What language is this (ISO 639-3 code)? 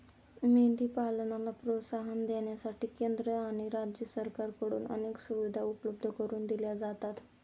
mar